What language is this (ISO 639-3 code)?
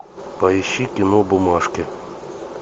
rus